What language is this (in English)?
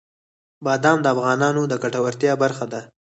Pashto